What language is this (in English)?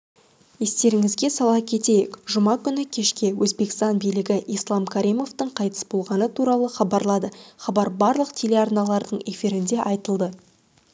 Kazakh